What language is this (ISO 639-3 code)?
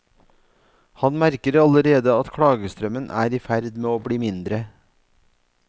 nor